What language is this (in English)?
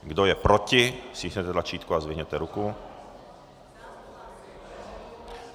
Czech